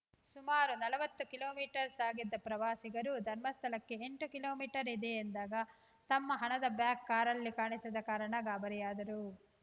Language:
Kannada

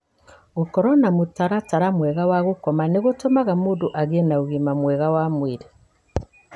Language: Kikuyu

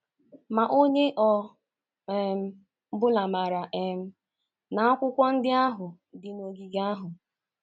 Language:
Igbo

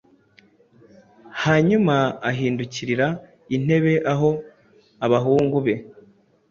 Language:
Kinyarwanda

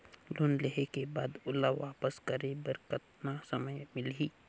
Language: Chhattisgarhi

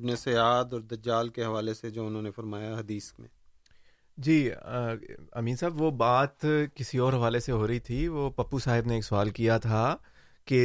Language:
Urdu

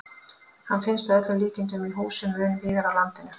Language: Icelandic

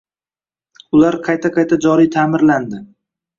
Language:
Uzbek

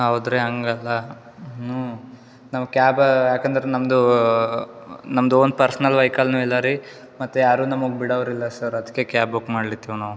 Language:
Kannada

